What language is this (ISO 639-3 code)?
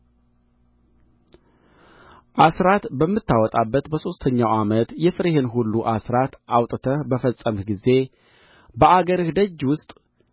amh